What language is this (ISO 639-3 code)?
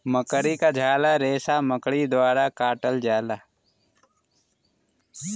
bho